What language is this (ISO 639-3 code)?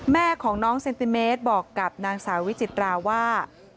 tha